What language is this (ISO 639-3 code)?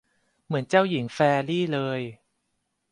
tha